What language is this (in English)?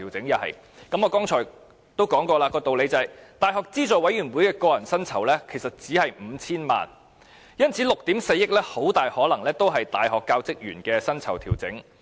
Cantonese